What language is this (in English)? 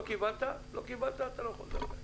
Hebrew